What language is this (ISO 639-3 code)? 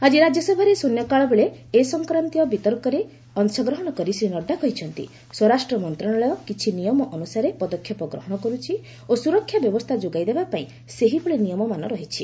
ori